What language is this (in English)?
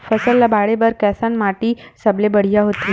Chhattisgarhi